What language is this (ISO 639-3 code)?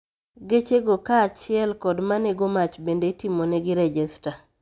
luo